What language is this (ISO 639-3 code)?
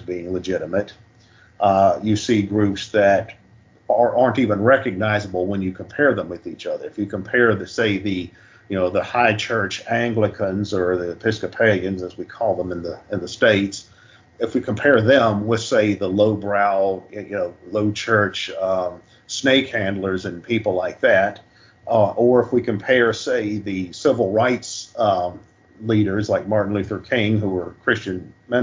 eng